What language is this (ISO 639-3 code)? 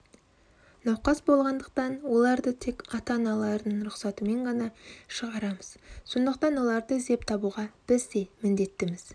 kaz